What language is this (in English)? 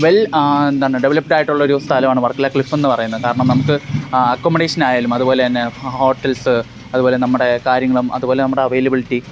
Malayalam